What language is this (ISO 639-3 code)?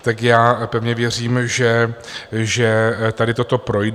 ces